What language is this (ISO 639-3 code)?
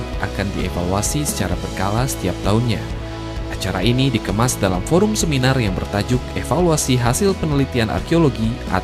ind